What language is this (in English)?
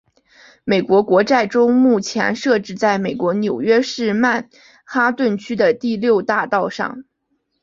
Chinese